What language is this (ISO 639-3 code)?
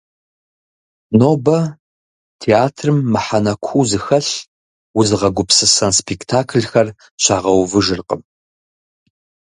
kbd